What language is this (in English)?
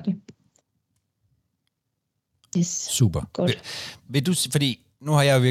Danish